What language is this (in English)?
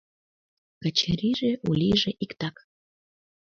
Mari